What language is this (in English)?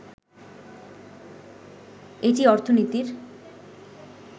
Bangla